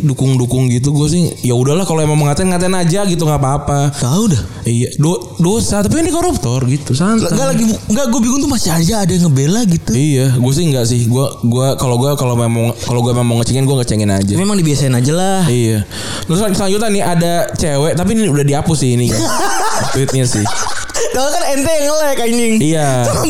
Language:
Indonesian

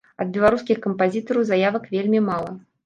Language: Belarusian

